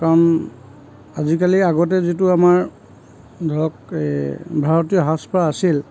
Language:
Assamese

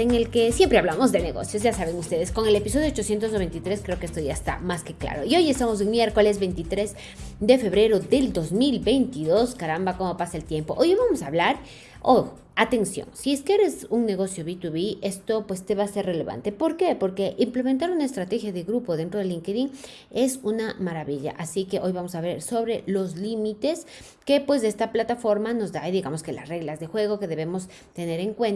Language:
Spanish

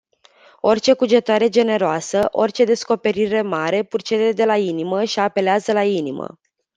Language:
Romanian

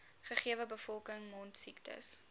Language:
Afrikaans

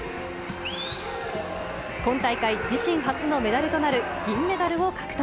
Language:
Japanese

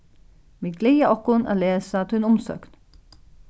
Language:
Faroese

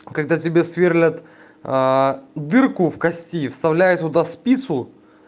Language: Russian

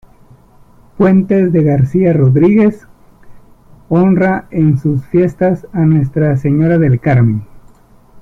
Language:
Spanish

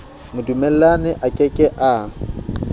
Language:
Southern Sotho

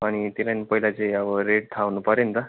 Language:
Nepali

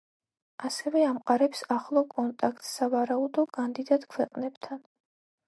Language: Georgian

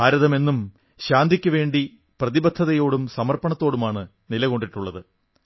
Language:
Malayalam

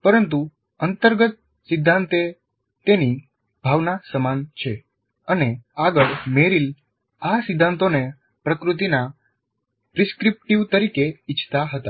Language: Gujarati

